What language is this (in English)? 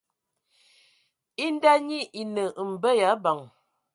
Ewondo